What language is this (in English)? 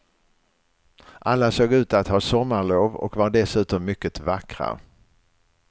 Swedish